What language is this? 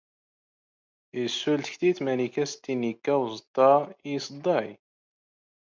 Standard Moroccan Tamazight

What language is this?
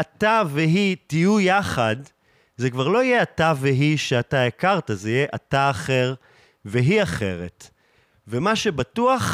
Hebrew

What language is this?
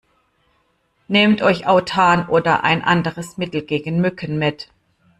German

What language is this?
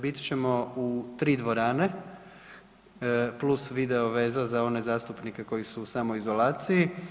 Croatian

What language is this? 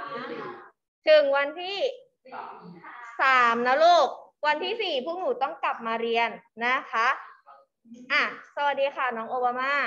Thai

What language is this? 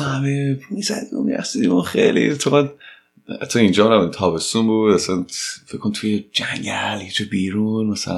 Persian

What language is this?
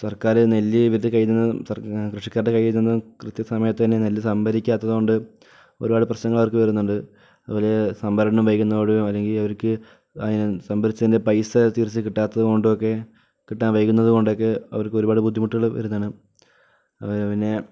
Malayalam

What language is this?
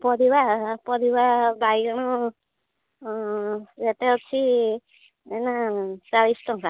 Odia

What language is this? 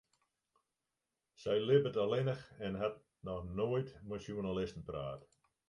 Western Frisian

